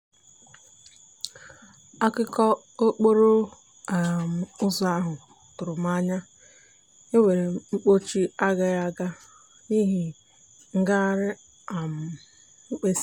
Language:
Igbo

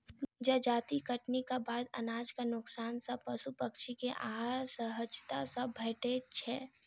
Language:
Maithili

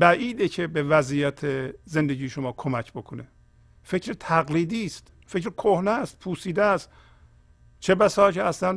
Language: Persian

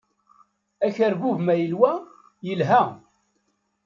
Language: Kabyle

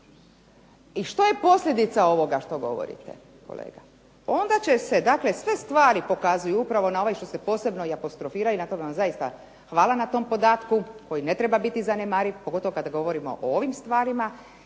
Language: Croatian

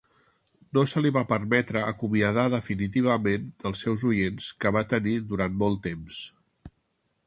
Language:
Catalan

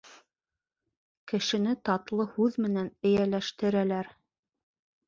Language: Bashkir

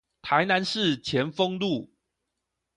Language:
Chinese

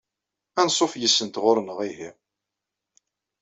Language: Kabyle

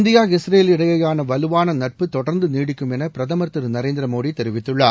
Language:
Tamil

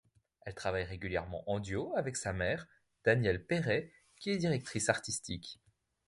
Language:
French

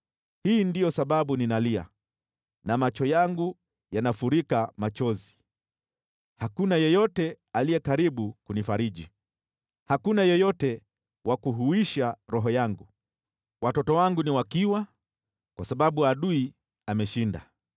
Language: Swahili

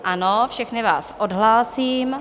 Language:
Czech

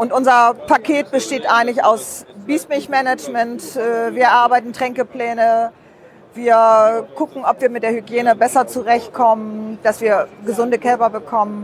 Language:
German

